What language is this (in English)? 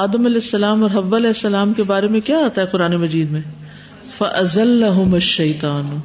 Urdu